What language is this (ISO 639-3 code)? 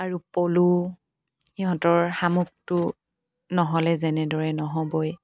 asm